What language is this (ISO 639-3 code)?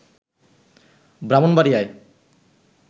ben